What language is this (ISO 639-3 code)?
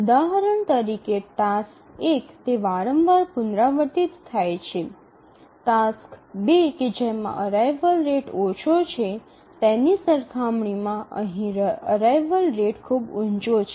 guj